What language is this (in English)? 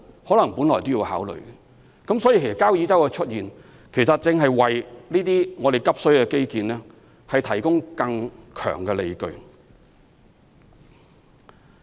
Cantonese